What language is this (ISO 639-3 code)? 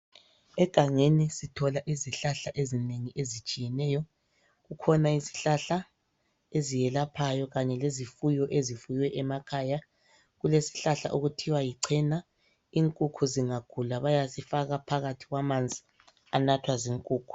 nde